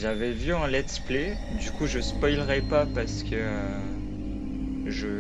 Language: French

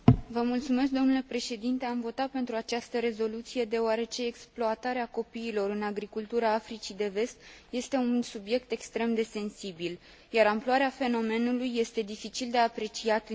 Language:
Romanian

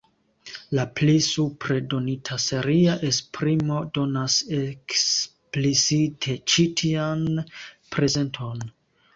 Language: Esperanto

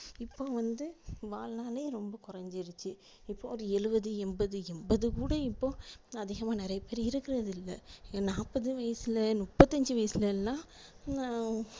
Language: Tamil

